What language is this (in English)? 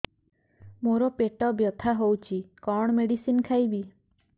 Odia